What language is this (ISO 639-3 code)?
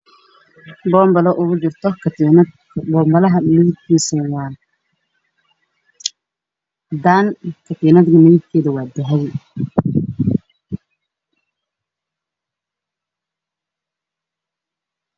som